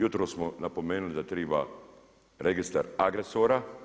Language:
Croatian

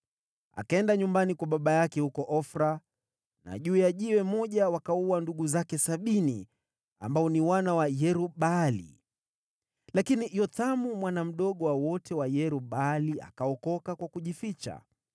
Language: Swahili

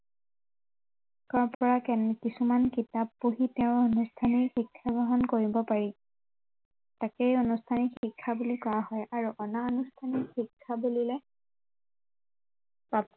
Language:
Assamese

